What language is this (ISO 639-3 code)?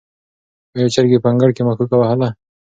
pus